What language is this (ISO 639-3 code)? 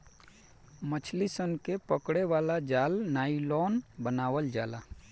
bho